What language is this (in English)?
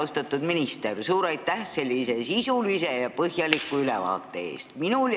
Estonian